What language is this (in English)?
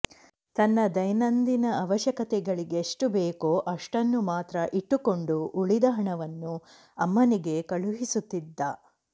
Kannada